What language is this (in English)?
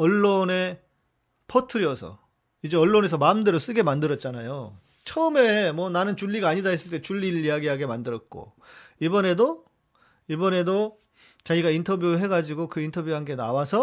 Korean